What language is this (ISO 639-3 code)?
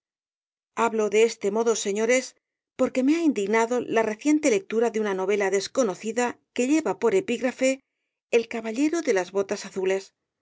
spa